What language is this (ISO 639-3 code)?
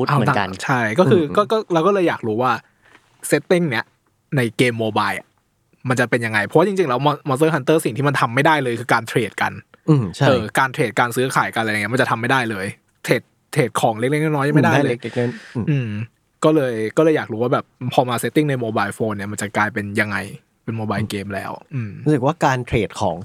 tha